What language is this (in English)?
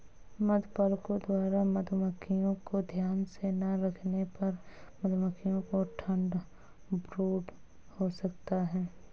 Hindi